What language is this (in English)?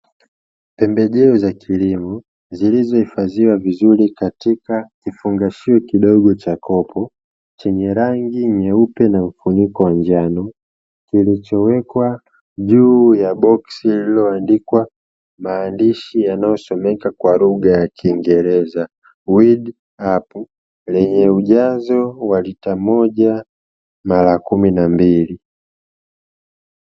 Swahili